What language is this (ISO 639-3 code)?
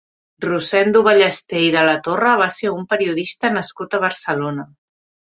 cat